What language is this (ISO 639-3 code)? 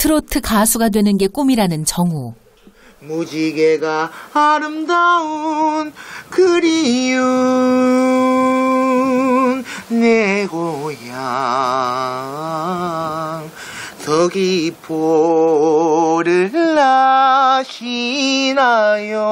kor